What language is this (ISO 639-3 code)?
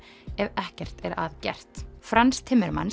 isl